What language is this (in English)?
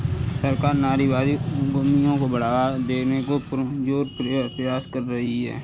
Hindi